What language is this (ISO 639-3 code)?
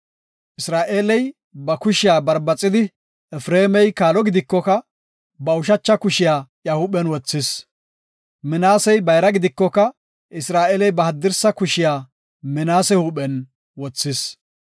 gof